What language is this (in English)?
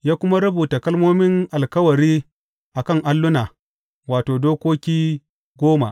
Hausa